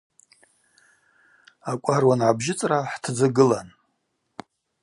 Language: Abaza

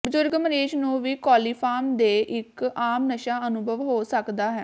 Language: Punjabi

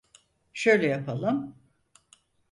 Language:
Turkish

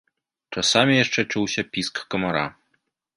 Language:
Belarusian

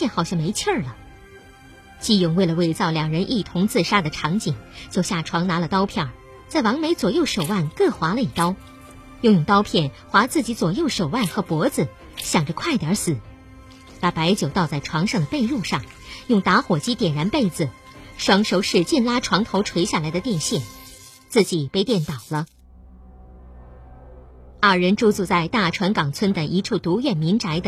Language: Chinese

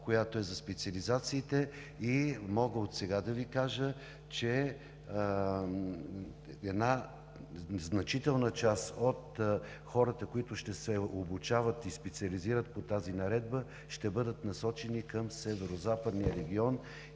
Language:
Bulgarian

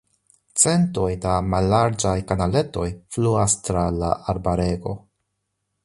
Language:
Esperanto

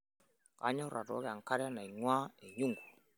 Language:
Masai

